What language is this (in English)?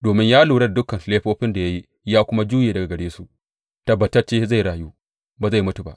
Hausa